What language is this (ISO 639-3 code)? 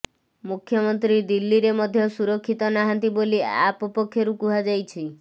ori